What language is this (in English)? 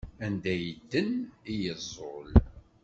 Kabyle